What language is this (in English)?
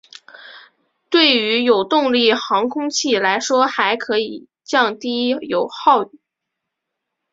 Chinese